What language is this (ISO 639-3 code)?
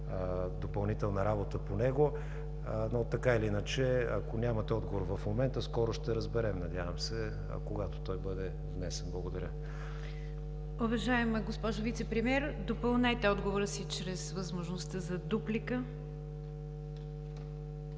bul